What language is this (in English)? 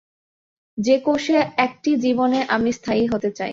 Bangla